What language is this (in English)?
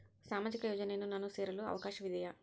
Kannada